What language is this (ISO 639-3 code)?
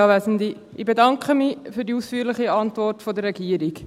gsw